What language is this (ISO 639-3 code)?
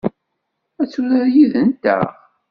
kab